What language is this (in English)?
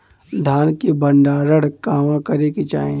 Bhojpuri